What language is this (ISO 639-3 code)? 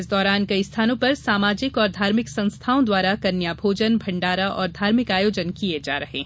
hin